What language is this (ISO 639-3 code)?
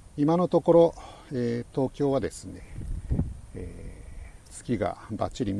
jpn